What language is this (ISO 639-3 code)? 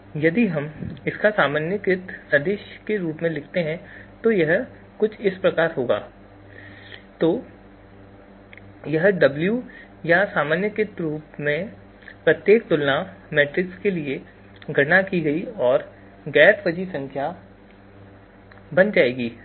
hin